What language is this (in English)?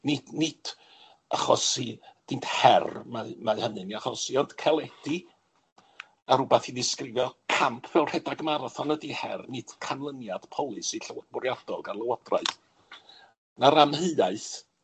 Welsh